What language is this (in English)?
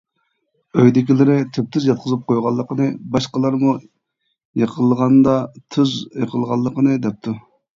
Uyghur